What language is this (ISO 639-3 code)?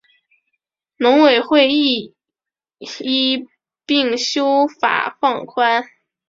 zho